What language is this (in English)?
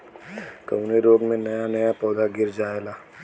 Bhojpuri